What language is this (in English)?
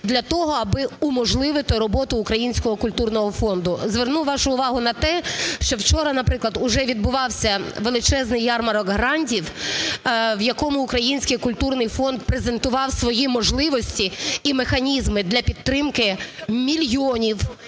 Ukrainian